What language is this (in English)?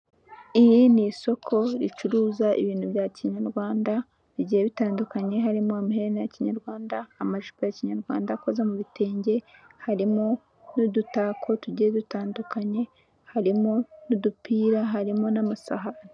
Kinyarwanda